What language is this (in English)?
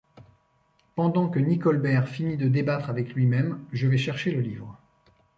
French